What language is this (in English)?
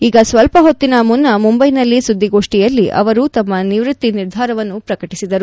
Kannada